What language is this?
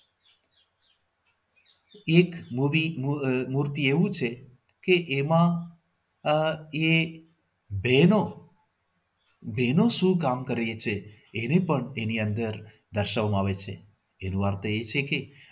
Gujarati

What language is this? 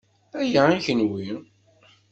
Kabyle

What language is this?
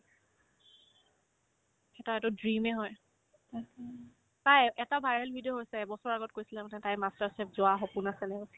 Assamese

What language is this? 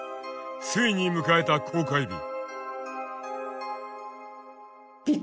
Japanese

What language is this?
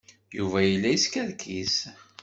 Kabyle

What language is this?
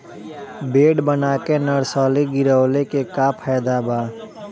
Bhojpuri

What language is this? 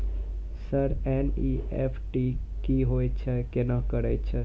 Maithili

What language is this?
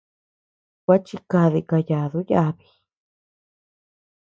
Tepeuxila Cuicatec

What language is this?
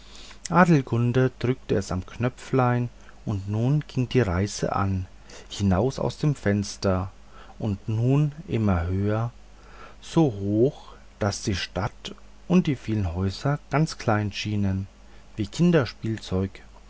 German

